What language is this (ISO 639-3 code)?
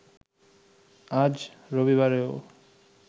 ben